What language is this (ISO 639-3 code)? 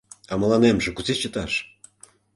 chm